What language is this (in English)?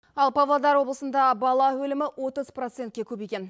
Kazakh